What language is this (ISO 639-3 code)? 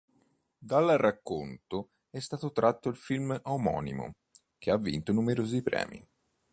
ita